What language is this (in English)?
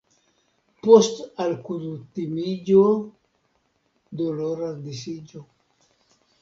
Esperanto